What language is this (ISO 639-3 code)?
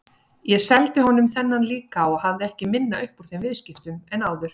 isl